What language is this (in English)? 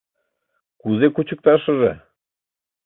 Mari